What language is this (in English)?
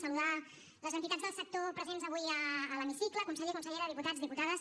Catalan